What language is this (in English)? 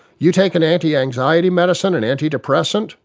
English